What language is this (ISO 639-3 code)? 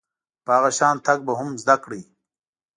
pus